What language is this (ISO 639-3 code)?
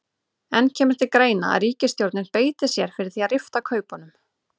isl